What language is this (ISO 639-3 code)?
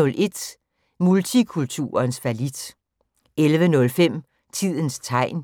dan